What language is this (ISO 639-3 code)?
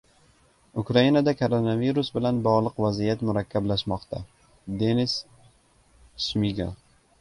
uzb